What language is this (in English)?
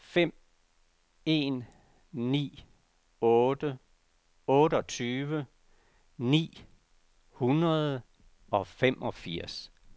Danish